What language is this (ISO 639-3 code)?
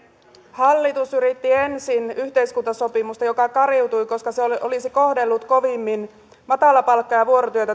fin